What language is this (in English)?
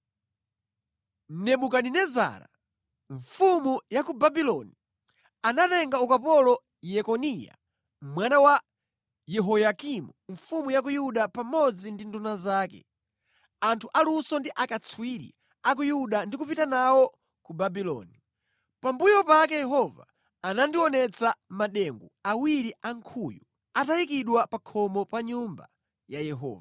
Nyanja